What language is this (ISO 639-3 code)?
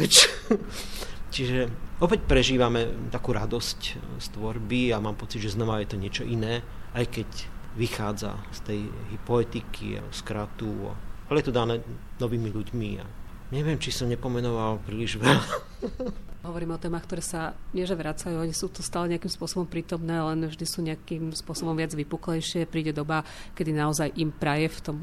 slk